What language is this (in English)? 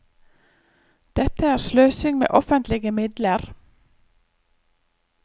Norwegian